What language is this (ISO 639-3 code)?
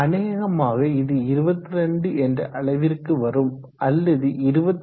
tam